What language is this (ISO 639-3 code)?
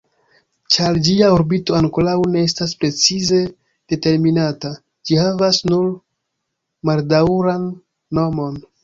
epo